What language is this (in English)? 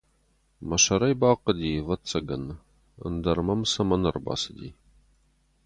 Ossetic